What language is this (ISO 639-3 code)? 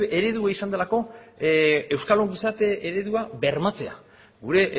eus